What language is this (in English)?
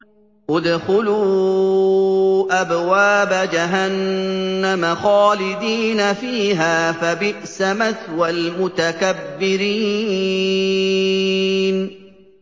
Arabic